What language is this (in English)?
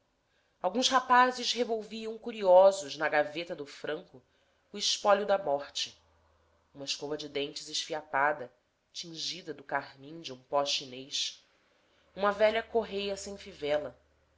Portuguese